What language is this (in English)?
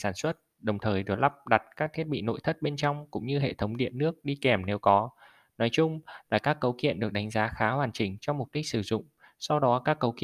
Vietnamese